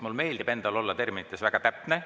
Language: Estonian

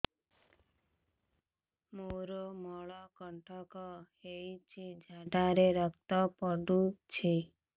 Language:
Odia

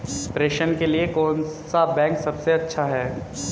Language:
Hindi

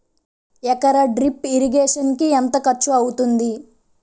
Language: Telugu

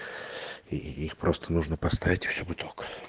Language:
Russian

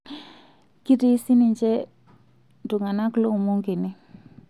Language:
Masai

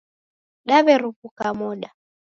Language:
Taita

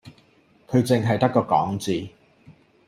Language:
Cantonese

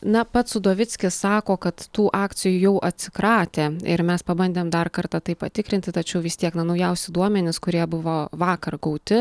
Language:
Lithuanian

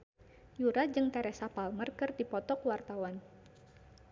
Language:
Sundanese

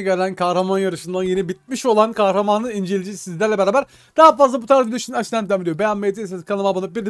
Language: Turkish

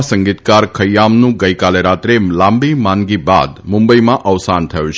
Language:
Gujarati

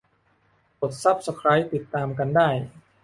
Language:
Thai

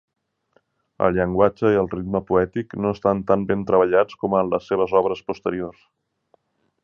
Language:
Catalan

